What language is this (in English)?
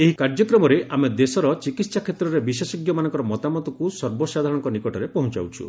Odia